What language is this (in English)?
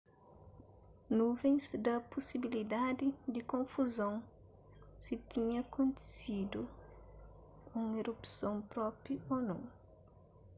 Kabuverdianu